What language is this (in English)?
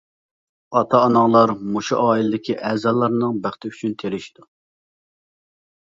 Uyghur